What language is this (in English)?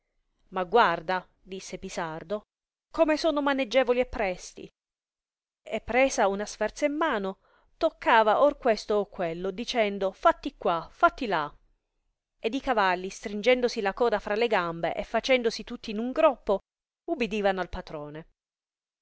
Italian